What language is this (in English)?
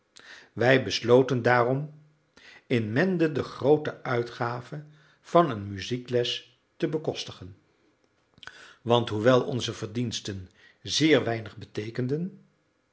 Dutch